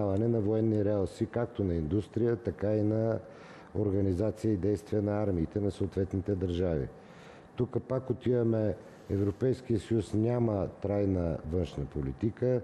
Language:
Bulgarian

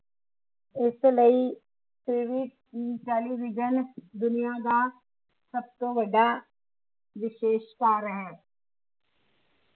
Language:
Punjabi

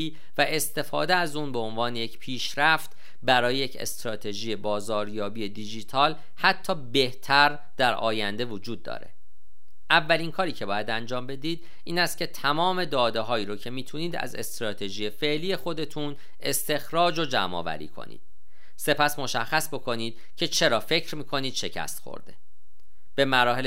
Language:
Persian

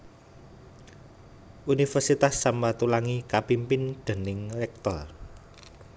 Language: Javanese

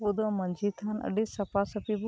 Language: Santali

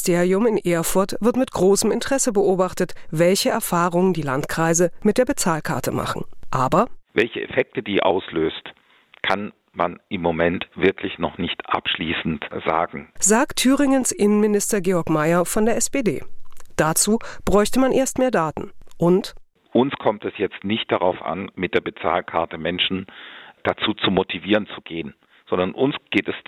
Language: German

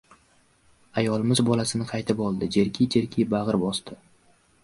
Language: Uzbek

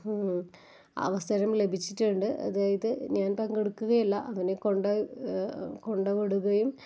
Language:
Malayalam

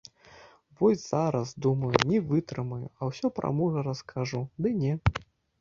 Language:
Belarusian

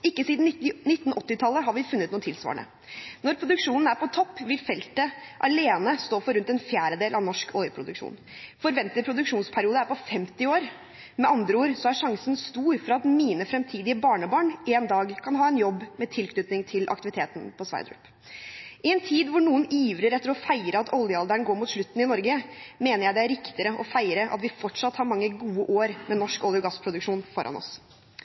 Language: Norwegian Bokmål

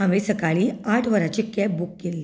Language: Konkani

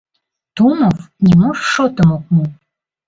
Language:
Mari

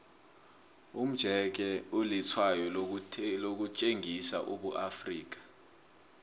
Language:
South Ndebele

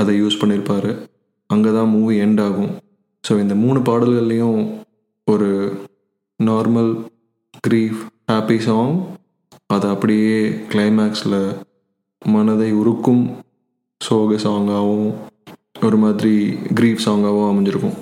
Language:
Tamil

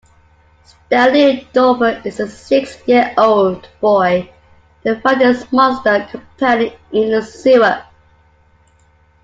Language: English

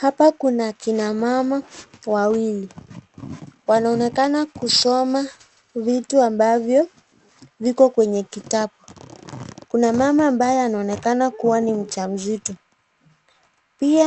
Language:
Swahili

